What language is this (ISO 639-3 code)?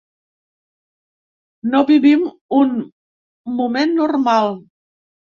cat